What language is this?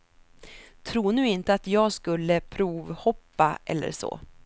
Swedish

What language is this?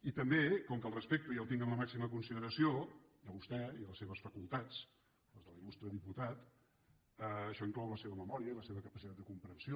Catalan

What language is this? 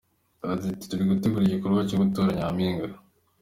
Kinyarwanda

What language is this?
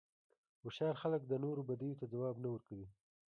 Pashto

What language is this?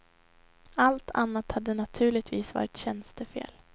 Swedish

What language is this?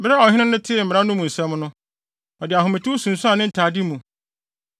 Akan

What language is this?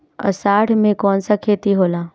Bhojpuri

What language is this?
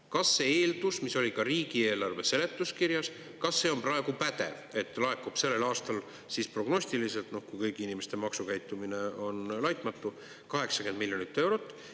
Estonian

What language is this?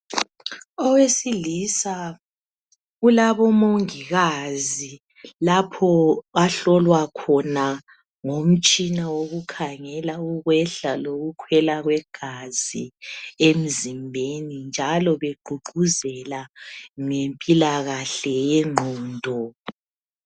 North Ndebele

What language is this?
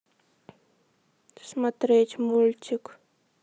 Russian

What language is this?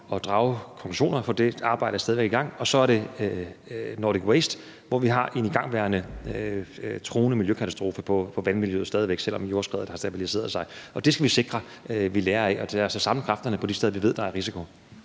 Danish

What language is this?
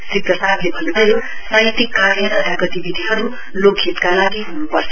Nepali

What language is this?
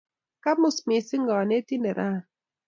Kalenjin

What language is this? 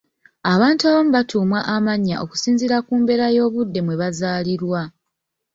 Ganda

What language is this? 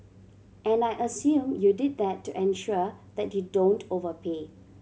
English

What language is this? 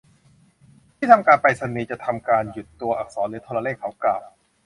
Thai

